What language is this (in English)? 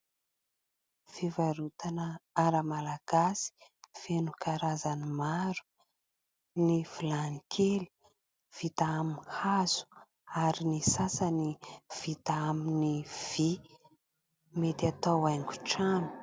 Malagasy